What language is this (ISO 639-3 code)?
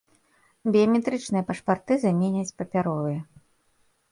bel